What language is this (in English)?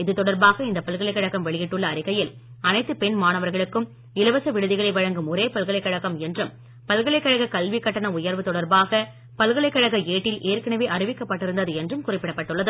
Tamil